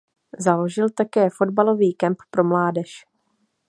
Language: Czech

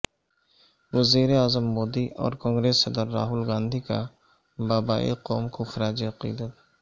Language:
Urdu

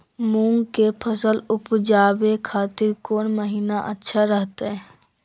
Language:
Magahi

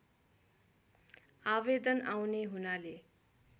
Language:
Nepali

